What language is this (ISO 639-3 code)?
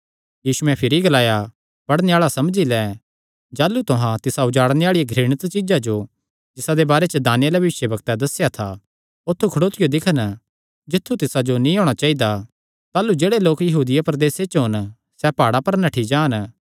xnr